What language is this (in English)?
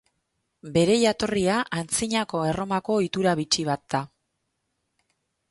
Basque